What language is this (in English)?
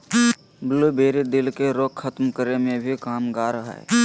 Magahi